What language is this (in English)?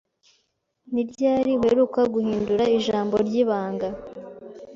Kinyarwanda